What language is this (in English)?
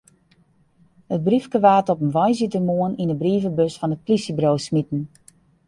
Western Frisian